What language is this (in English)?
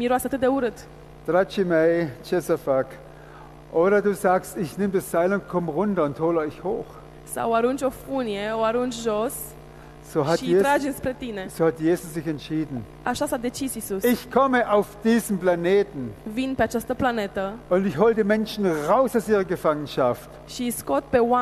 Romanian